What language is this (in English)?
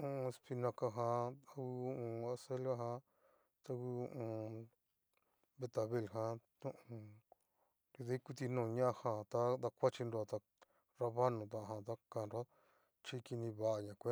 Cacaloxtepec Mixtec